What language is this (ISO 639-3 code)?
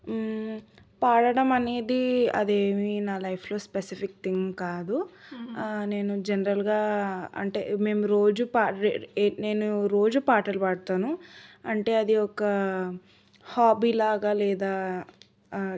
tel